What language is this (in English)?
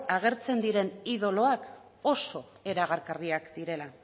Basque